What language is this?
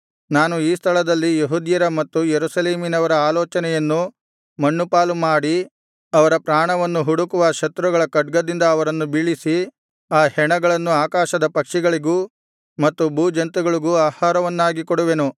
Kannada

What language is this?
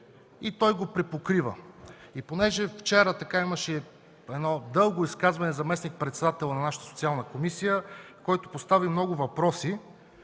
Bulgarian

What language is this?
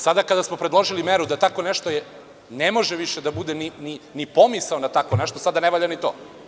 Serbian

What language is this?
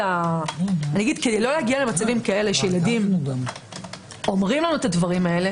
Hebrew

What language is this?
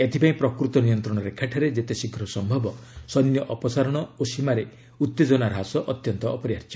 Odia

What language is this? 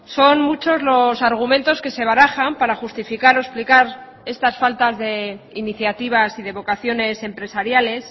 Spanish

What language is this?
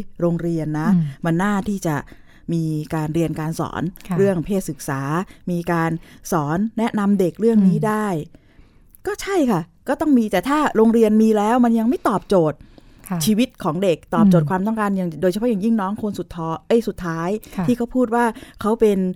Thai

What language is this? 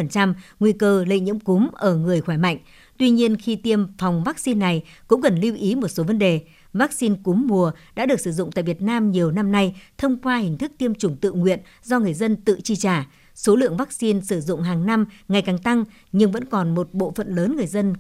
Vietnamese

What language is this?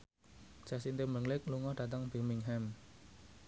Javanese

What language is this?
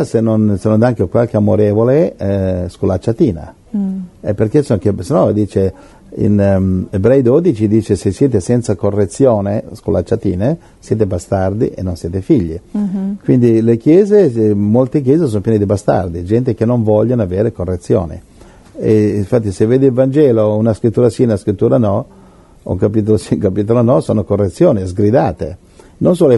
Italian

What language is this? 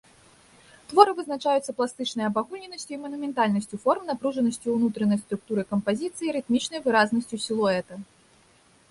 Belarusian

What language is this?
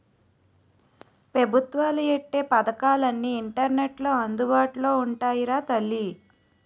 Telugu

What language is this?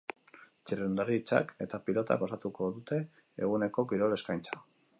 Basque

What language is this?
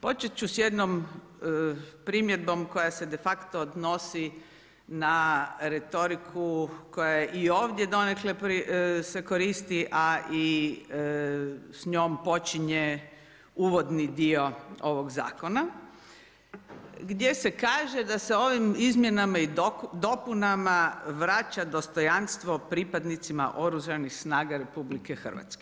Croatian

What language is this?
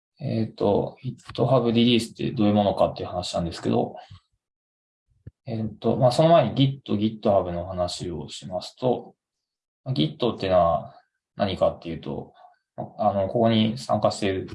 Japanese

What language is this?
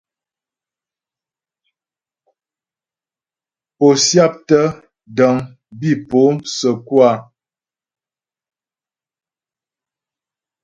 Ghomala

